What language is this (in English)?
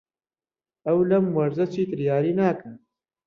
Central Kurdish